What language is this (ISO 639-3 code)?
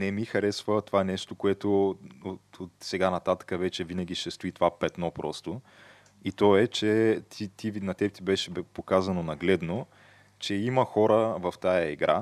bul